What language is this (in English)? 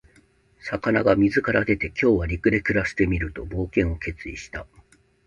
Japanese